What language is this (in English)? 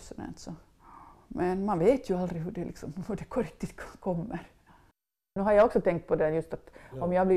Swedish